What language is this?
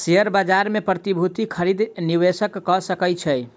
Maithili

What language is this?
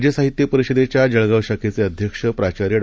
Marathi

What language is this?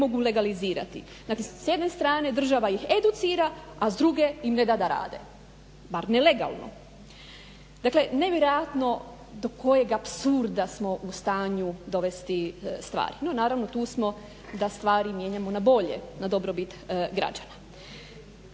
Croatian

